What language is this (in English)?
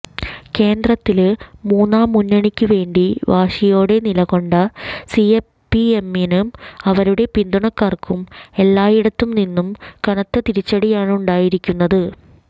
Malayalam